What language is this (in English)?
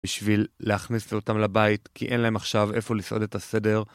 Hebrew